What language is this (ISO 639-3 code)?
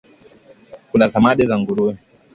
swa